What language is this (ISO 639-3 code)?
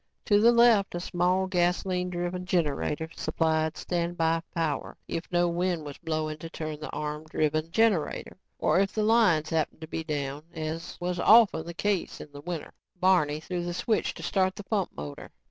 eng